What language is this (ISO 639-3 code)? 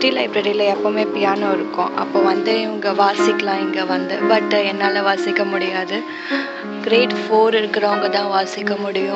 tam